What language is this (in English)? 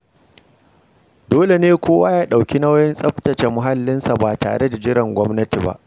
Hausa